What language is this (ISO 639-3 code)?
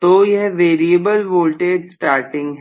hin